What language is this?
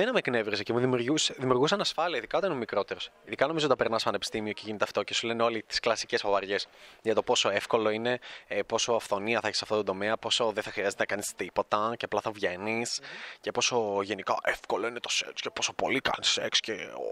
Greek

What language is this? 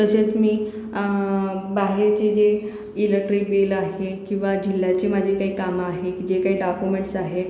Marathi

